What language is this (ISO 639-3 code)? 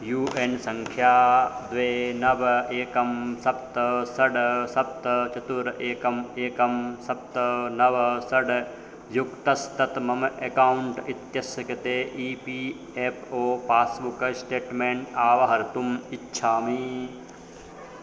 san